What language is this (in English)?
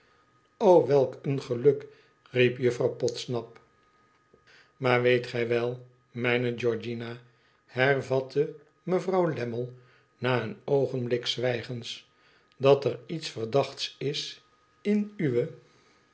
Dutch